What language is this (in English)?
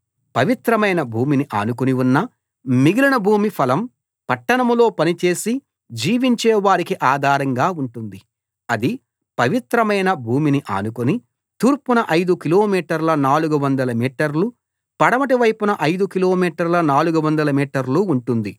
Telugu